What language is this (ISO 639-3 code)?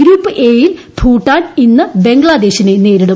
mal